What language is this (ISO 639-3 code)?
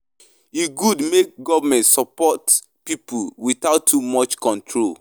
pcm